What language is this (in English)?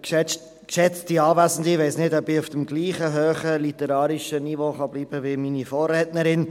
Swiss German